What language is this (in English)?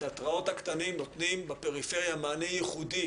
Hebrew